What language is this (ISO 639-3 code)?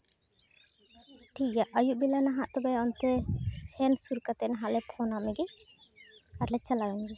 sat